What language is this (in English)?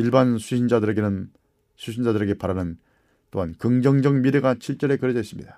Korean